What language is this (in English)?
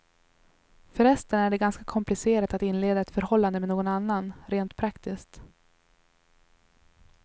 Swedish